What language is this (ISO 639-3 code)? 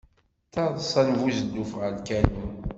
kab